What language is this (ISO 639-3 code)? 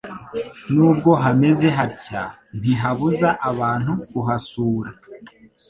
kin